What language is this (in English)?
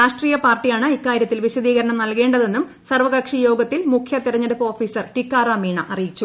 Malayalam